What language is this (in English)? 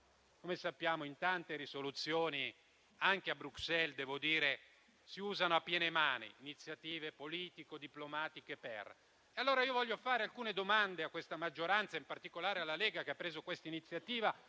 Italian